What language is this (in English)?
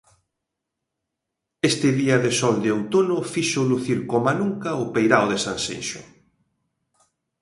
Galician